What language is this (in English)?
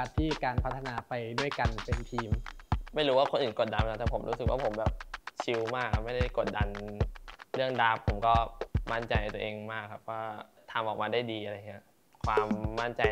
Thai